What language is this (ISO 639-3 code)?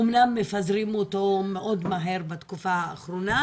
heb